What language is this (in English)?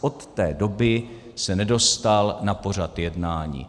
Czech